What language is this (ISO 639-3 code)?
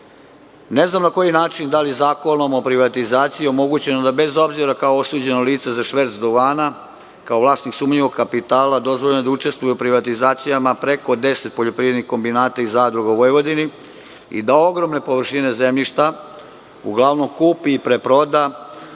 srp